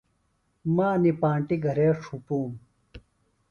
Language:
Phalura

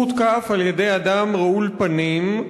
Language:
Hebrew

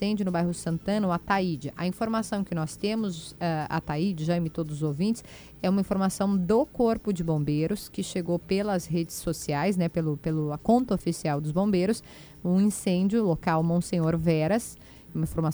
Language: Portuguese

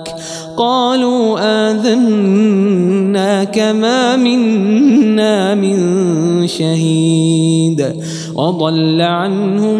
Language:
Arabic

